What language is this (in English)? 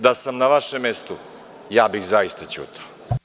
Serbian